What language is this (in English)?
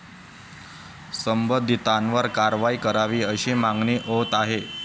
Marathi